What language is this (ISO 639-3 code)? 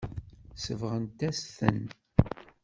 kab